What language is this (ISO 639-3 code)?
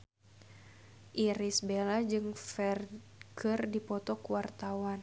sun